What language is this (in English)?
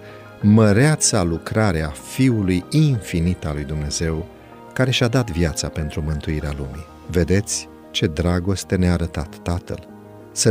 Romanian